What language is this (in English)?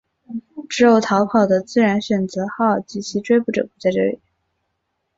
Chinese